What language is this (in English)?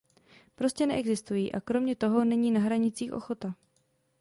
Czech